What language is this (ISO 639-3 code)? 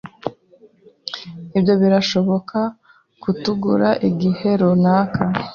kin